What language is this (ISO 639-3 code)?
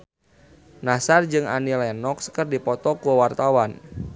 sun